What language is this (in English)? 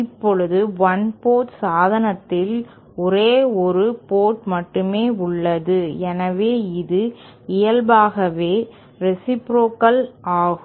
Tamil